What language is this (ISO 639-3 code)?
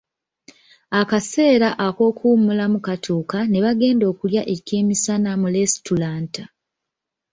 lug